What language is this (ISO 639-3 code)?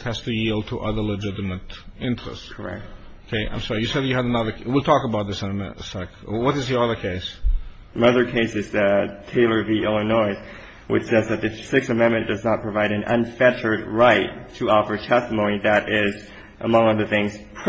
eng